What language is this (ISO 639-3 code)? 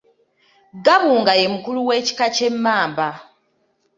lug